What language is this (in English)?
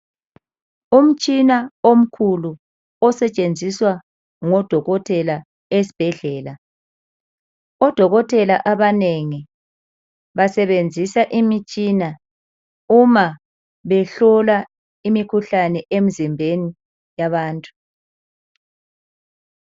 North Ndebele